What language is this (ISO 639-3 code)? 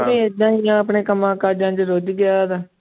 pan